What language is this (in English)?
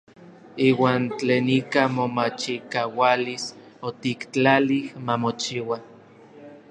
Orizaba Nahuatl